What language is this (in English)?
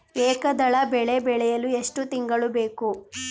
Kannada